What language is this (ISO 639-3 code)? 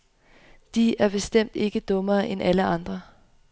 dan